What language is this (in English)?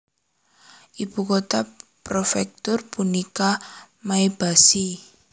Javanese